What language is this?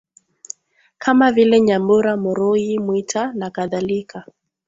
Swahili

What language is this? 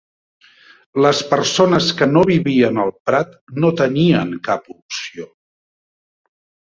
Catalan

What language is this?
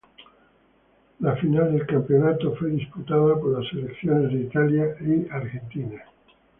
Spanish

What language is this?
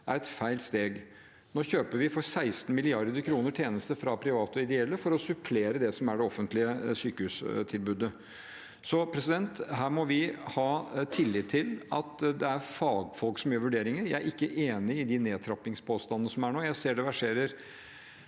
Norwegian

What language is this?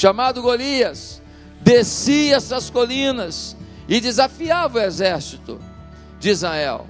Portuguese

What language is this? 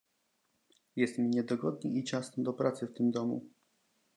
Polish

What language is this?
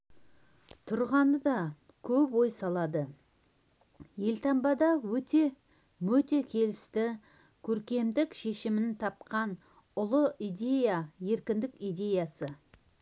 Kazakh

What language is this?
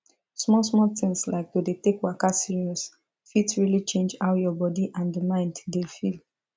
Nigerian Pidgin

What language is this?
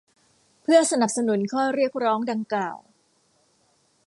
Thai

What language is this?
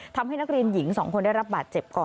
Thai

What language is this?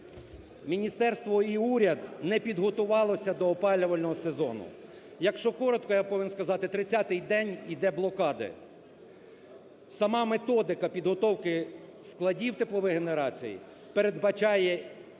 Ukrainian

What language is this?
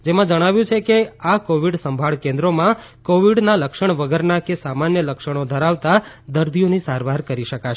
Gujarati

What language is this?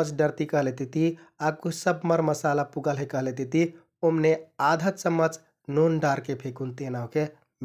Kathoriya Tharu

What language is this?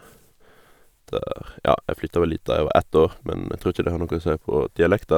Norwegian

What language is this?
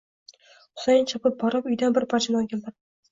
Uzbek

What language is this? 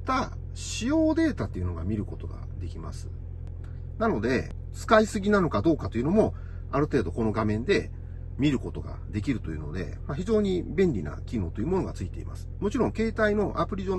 Japanese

